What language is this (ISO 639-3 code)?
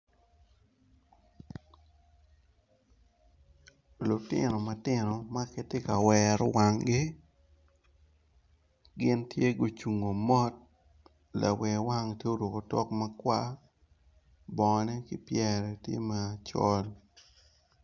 ach